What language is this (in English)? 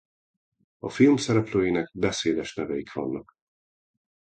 Hungarian